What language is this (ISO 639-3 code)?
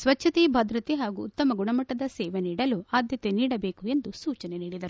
kan